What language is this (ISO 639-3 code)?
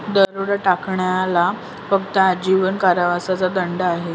mar